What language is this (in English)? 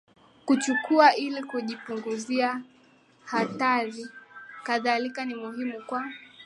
Swahili